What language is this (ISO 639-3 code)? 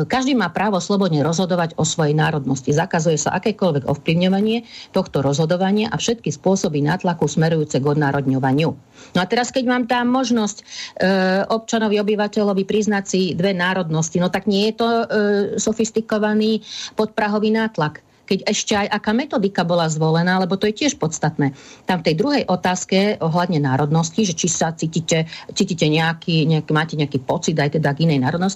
slk